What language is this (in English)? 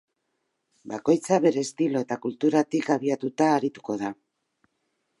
Basque